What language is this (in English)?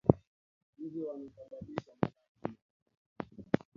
Swahili